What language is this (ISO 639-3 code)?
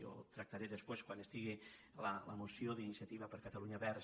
cat